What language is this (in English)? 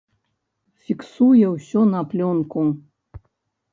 Belarusian